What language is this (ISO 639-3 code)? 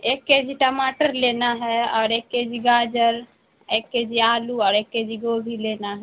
urd